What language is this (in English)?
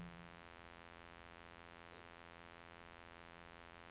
Norwegian